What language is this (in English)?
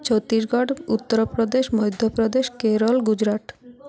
Odia